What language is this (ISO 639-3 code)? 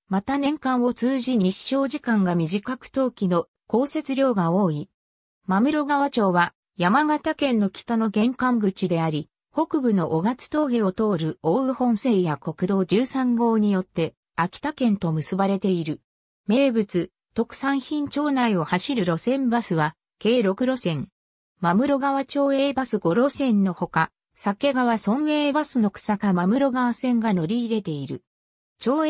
jpn